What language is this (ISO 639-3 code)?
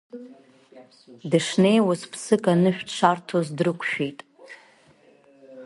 abk